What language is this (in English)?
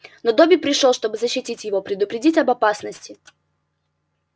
Russian